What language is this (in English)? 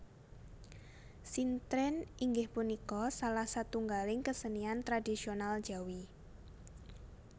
Javanese